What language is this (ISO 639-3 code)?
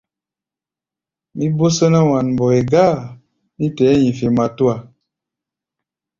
gba